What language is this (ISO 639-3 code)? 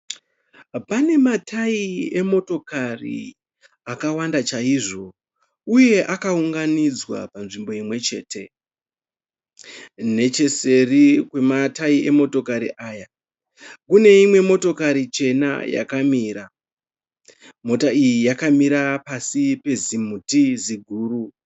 sna